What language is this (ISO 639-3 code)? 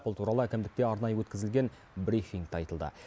kaz